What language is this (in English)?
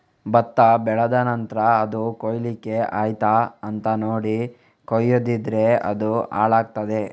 Kannada